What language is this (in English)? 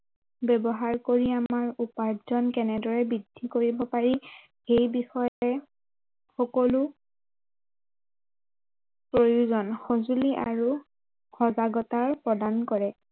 Assamese